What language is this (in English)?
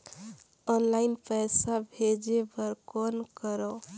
Chhattisgarhi